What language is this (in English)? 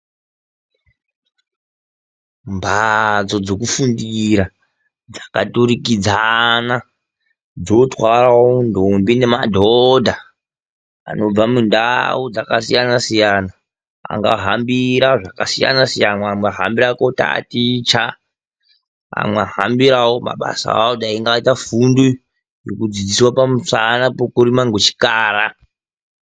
Ndau